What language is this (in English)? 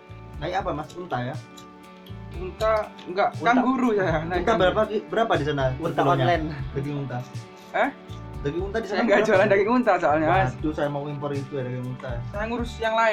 Indonesian